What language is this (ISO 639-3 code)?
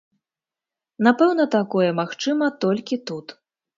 bel